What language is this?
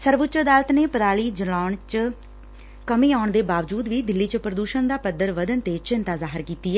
Punjabi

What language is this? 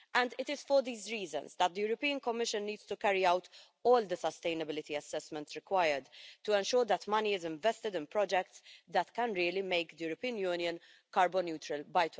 English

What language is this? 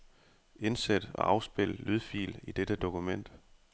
Danish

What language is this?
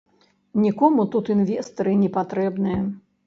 Belarusian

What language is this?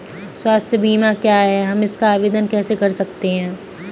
Hindi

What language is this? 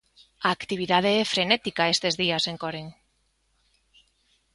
Galician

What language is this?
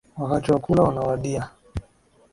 Swahili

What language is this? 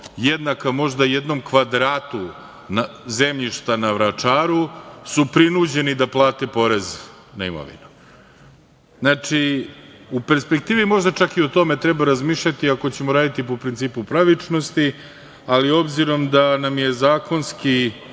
Serbian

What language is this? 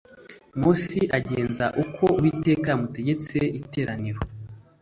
Kinyarwanda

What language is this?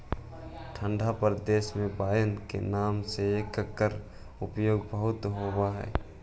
Magahi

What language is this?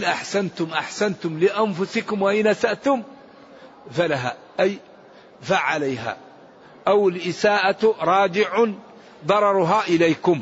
Arabic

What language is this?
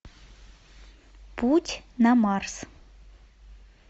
Russian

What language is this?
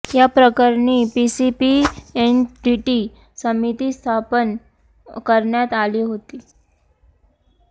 Marathi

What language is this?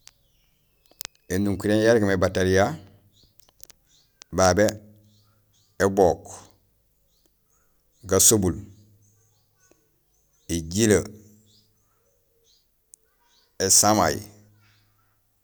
Gusilay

